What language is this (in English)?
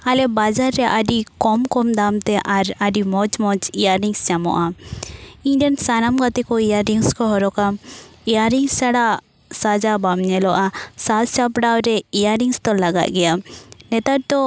Santali